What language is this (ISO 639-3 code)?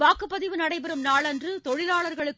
tam